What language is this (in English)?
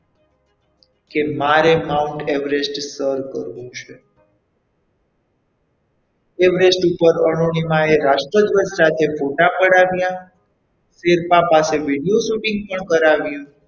Gujarati